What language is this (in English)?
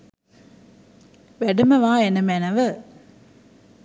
Sinhala